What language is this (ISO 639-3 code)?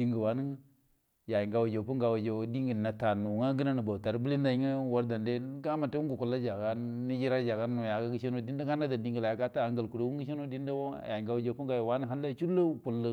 bdm